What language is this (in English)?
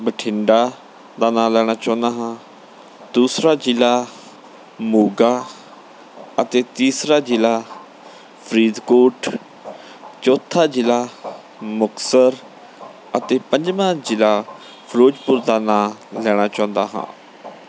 Punjabi